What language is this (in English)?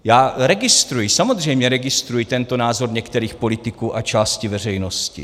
Czech